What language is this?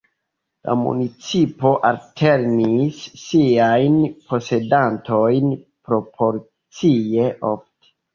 Esperanto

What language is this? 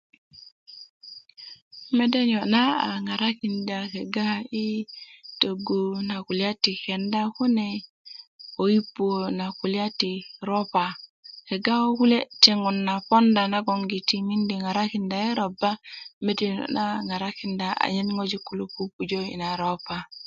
Kuku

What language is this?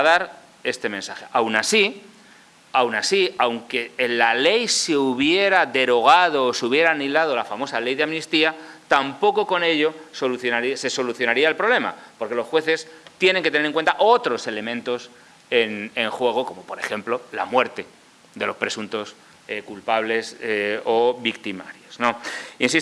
Spanish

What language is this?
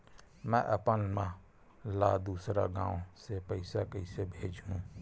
Chhattisgarhi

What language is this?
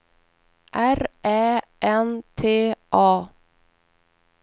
Swedish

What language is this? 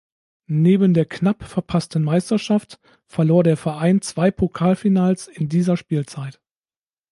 German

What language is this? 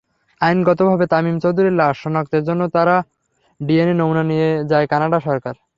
Bangla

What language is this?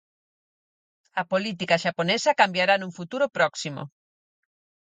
Galician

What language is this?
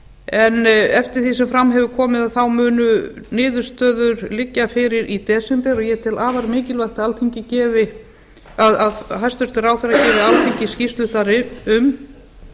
Icelandic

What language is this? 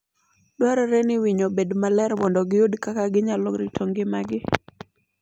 Luo (Kenya and Tanzania)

